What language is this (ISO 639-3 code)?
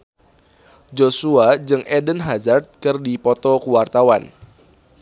sun